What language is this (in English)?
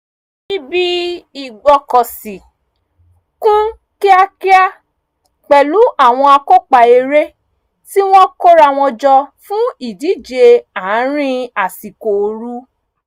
Yoruba